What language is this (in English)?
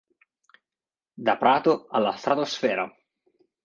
Italian